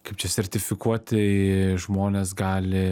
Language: Lithuanian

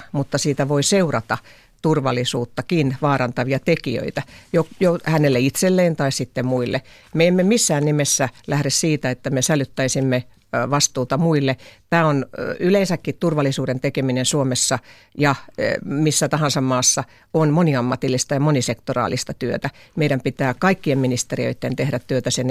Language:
Finnish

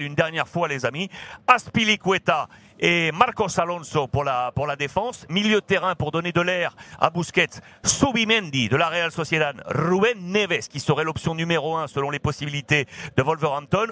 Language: French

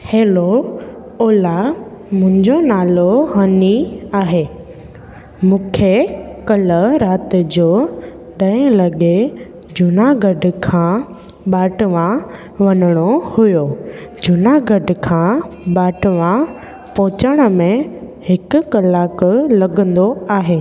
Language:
Sindhi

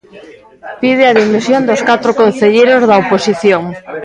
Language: Galician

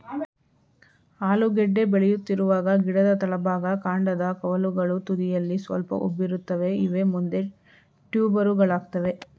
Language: Kannada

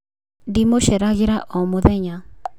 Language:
Kikuyu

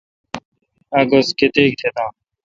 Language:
Kalkoti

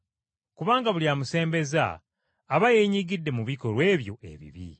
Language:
Ganda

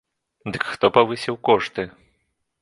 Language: Belarusian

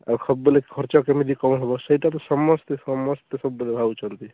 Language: Odia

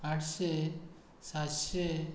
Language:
Konkani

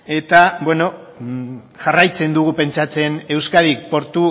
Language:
Basque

